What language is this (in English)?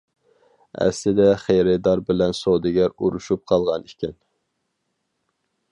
Uyghur